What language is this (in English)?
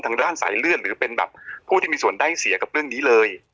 Thai